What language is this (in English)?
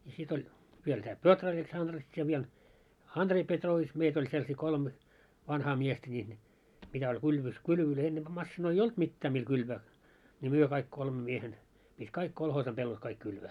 Finnish